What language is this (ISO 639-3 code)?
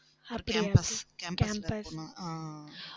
tam